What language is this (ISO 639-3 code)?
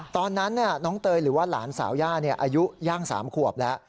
tha